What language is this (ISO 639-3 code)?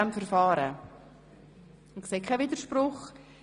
gsw